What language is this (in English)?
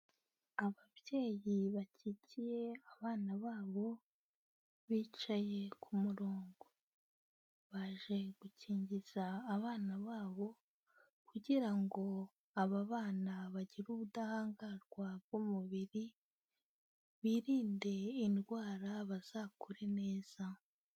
Kinyarwanda